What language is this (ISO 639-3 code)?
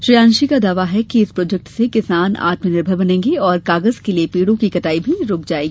hin